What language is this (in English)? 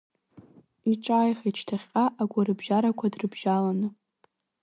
Abkhazian